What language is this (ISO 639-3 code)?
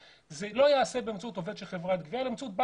heb